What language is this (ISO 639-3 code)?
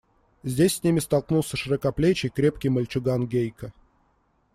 rus